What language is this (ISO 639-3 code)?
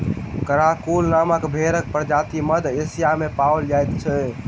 mai